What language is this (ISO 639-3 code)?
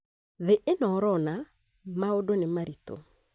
kik